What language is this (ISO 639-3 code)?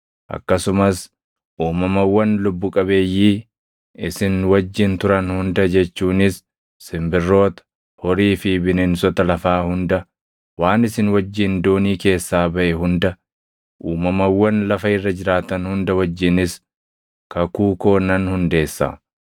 orm